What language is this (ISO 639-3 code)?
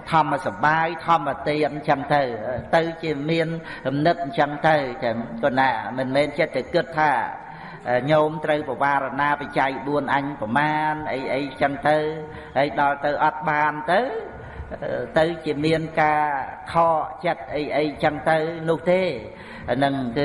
vie